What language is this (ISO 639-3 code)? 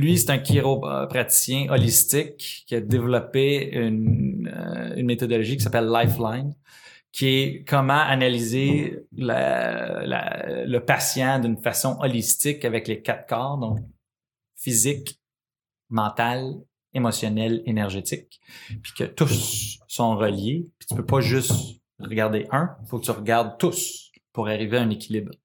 fra